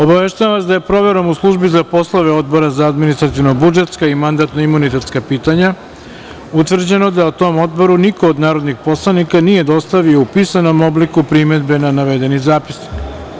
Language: Serbian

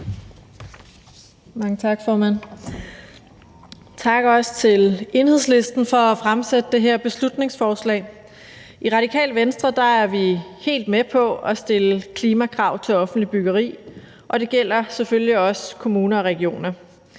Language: Danish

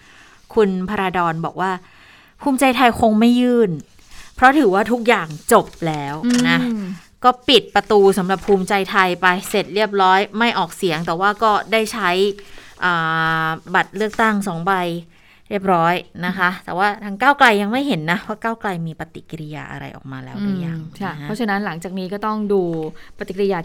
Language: Thai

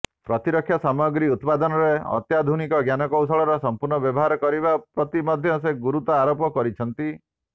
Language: Odia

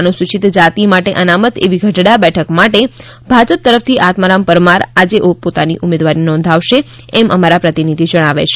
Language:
Gujarati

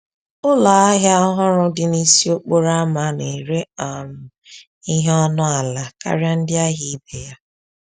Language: Igbo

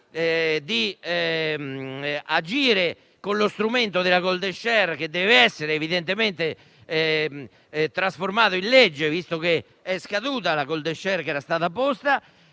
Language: Italian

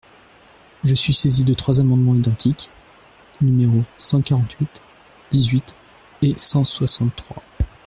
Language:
French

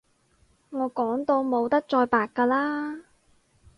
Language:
Cantonese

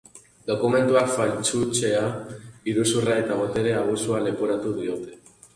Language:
Basque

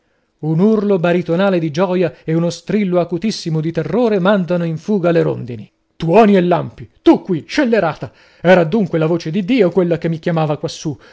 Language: Italian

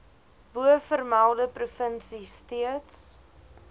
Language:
Afrikaans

